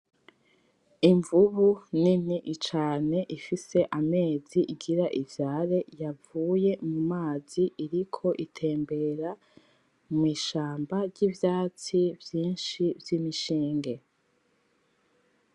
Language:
Rundi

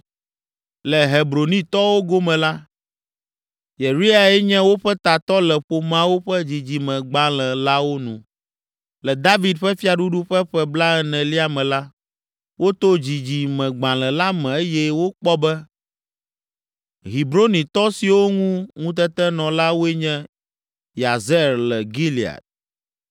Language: Ewe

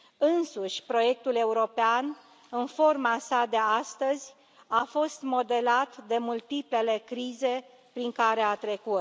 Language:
Romanian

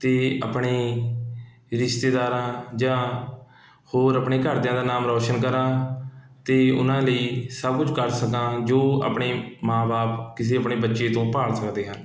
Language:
Punjabi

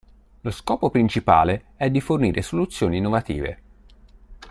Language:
Italian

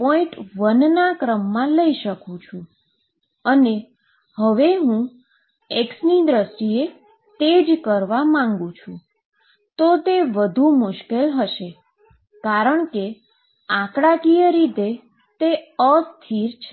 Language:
Gujarati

